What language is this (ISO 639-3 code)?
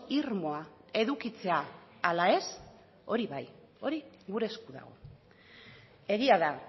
eus